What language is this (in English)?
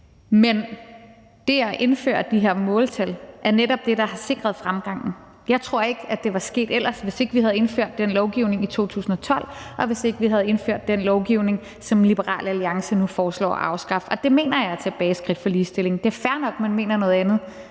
Danish